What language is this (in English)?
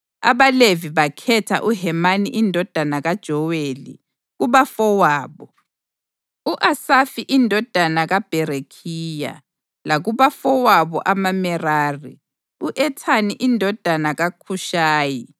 North Ndebele